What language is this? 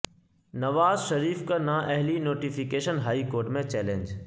Urdu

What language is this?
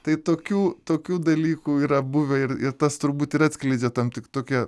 Lithuanian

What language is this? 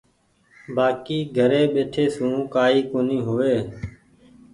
Goaria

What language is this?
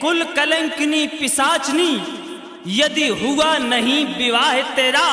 Hindi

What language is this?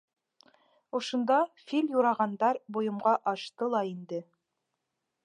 Bashkir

